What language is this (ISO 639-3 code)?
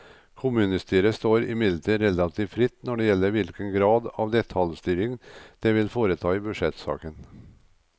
nor